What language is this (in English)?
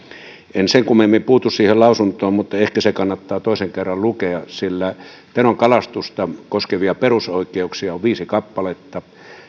Finnish